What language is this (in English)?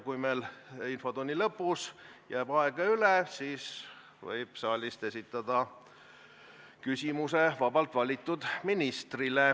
Estonian